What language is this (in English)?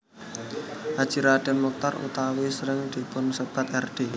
Javanese